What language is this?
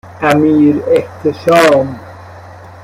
Persian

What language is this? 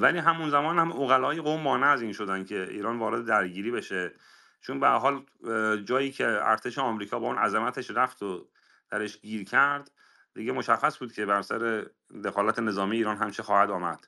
Persian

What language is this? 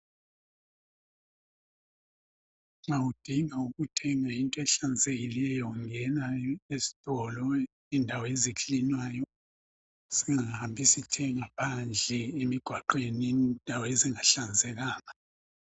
North Ndebele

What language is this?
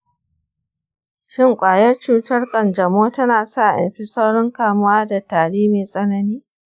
Hausa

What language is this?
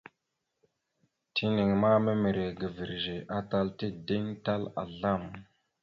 Mada (Cameroon)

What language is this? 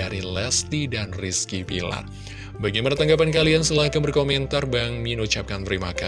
Indonesian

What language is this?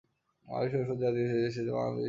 Bangla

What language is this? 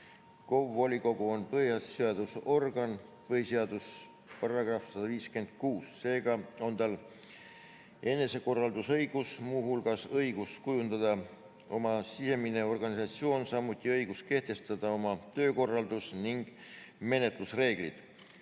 Estonian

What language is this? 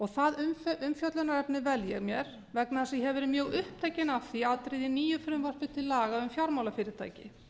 Icelandic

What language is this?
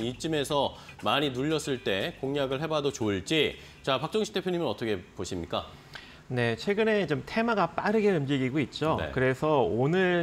Korean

